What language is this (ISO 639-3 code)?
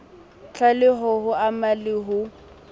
sot